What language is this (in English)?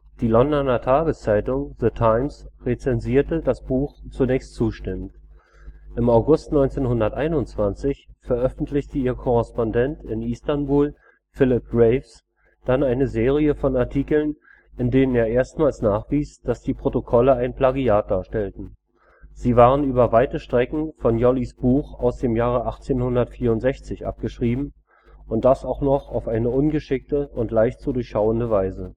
German